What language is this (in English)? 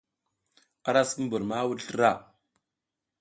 South Giziga